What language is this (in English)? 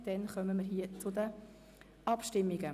Swiss German